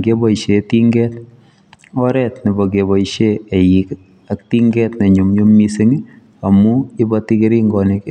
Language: Kalenjin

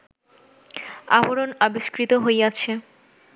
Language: Bangla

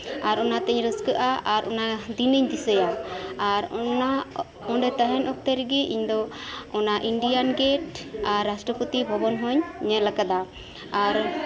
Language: Santali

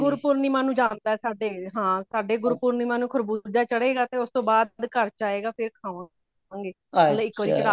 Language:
Punjabi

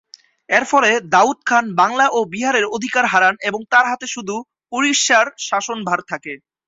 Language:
Bangla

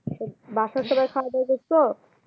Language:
Bangla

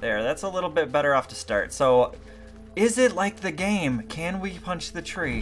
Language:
English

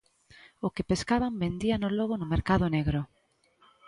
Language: Galician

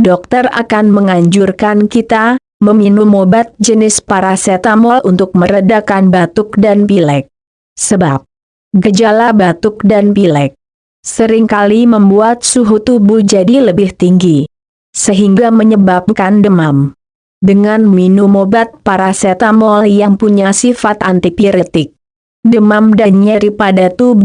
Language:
Indonesian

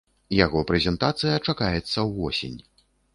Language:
Belarusian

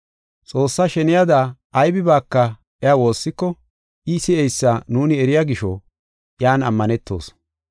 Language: Gofa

